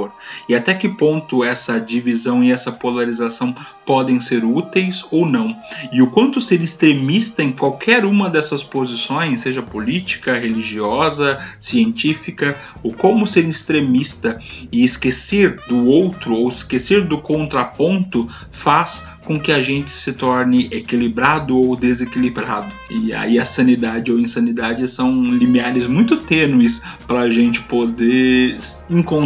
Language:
Portuguese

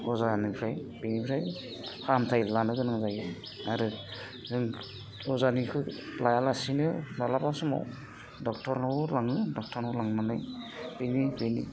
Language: Bodo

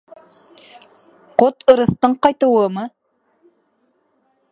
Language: Bashkir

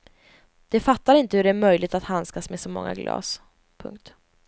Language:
Swedish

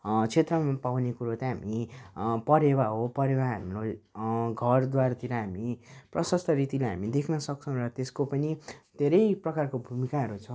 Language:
Nepali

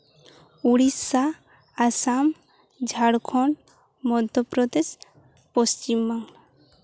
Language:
Santali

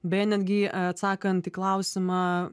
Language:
Lithuanian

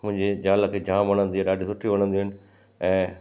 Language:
Sindhi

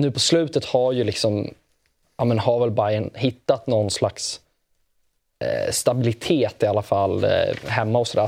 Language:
Swedish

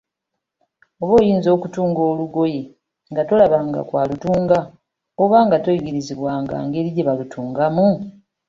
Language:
Ganda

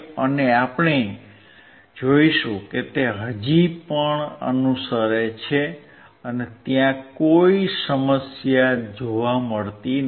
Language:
Gujarati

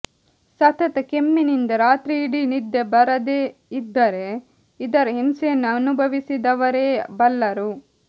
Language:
Kannada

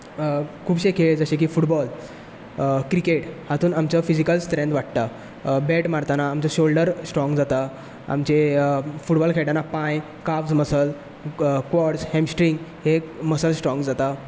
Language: Konkani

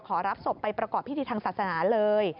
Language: Thai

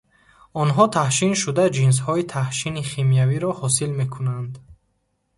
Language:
Tajik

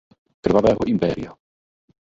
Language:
Czech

